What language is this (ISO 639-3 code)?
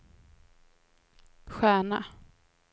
swe